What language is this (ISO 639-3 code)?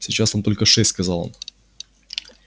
rus